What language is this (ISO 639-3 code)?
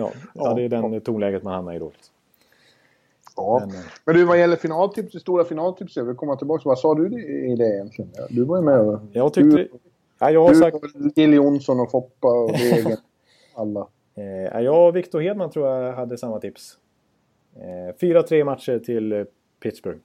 swe